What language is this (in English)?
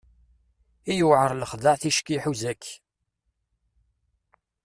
Kabyle